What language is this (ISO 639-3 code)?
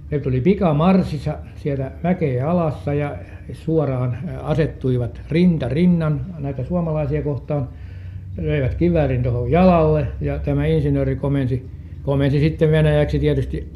fin